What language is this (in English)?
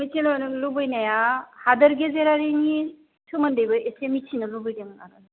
Bodo